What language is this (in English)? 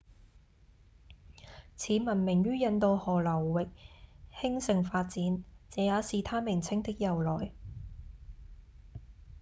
Cantonese